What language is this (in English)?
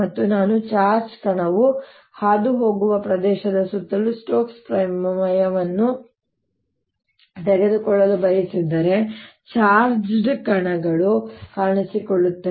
Kannada